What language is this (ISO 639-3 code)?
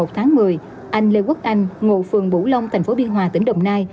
vie